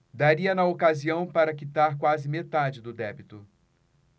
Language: Portuguese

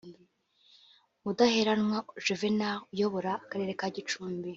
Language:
Kinyarwanda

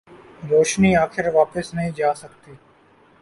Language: Urdu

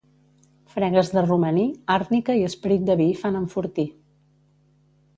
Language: Catalan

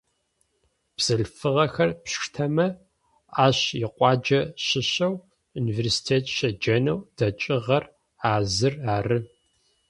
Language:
Adyghe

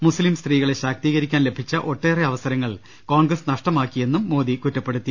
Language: Malayalam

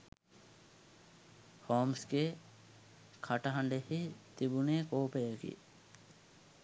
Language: Sinhala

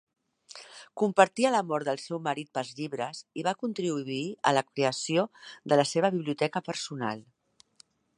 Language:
Catalan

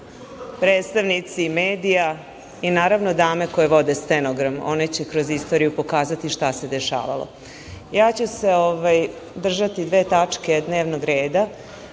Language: Serbian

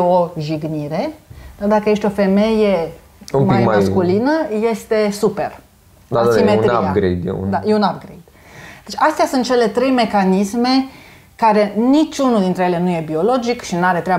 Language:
Romanian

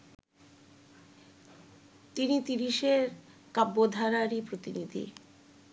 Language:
Bangla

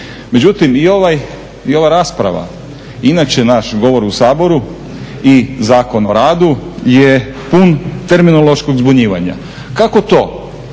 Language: Croatian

